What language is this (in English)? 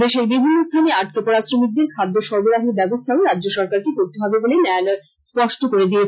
Bangla